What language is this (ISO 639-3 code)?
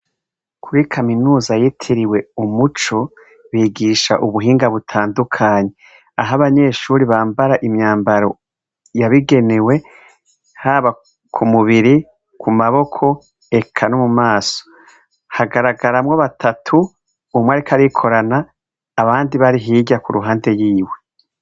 run